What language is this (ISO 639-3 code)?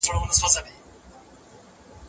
pus